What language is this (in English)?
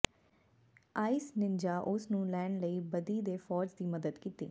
Punjabi